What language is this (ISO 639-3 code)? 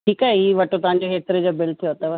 snd